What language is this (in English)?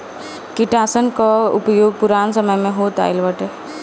Bhojpuri